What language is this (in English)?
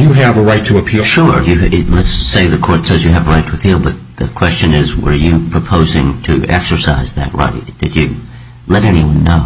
English